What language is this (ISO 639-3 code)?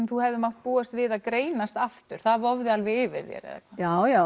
isl